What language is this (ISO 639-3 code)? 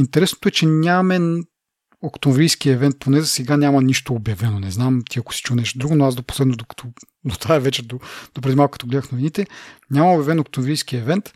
bul